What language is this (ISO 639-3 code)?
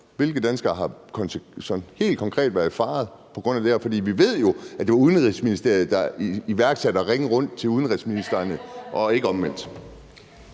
dan